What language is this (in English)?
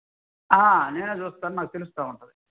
Telugu